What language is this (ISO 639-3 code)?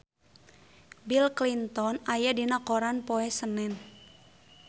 sun